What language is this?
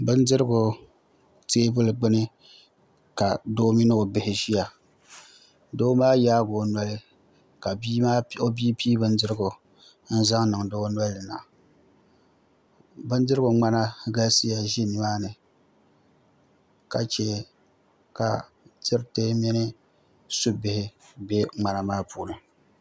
Dagbani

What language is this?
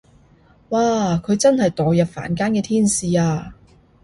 Cantonese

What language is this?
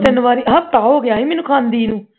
Punjabi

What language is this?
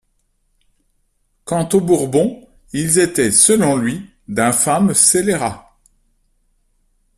French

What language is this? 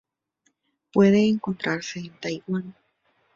Spanish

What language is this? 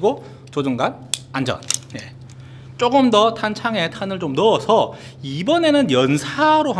Korean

